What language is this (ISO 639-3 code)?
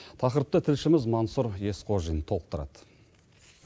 kaz